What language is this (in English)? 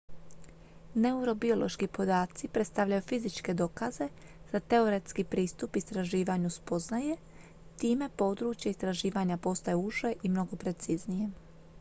Croatian